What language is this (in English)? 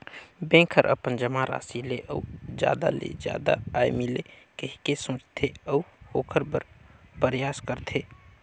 Chhattisgarhi